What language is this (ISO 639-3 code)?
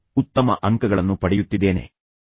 kan